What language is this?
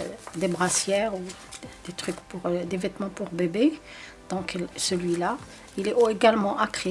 French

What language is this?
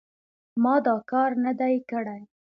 Pashto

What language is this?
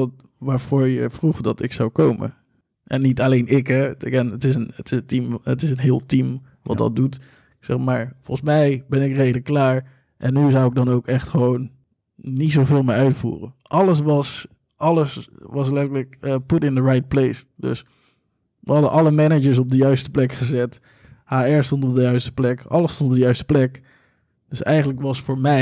Dutch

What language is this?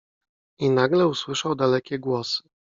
Polish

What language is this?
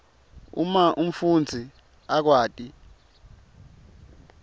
Swati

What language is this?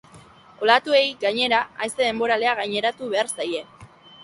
Basque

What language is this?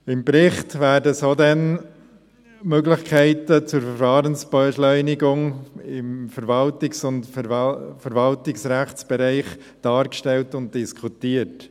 Swiss German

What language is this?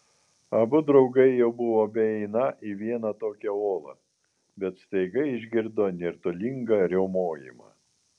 Lithuanian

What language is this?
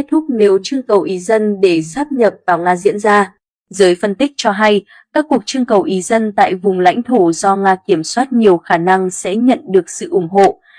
Vietnamese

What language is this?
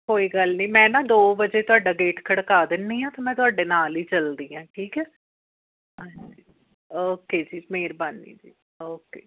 Punjabi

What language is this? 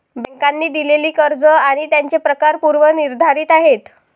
Marathi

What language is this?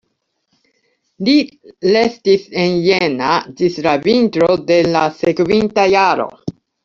Esperanto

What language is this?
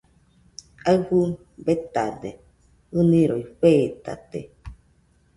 Nüpode Huitoto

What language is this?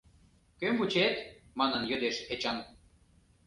Mari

